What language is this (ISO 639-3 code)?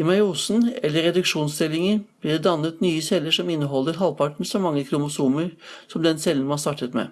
nor